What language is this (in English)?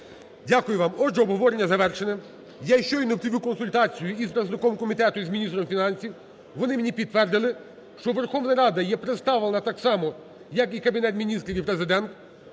Ukrainian